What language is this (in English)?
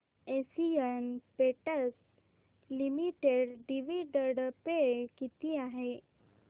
Marathi